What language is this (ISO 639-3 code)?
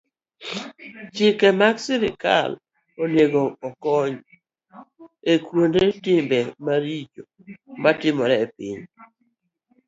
luo